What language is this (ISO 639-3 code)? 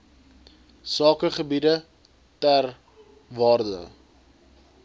afr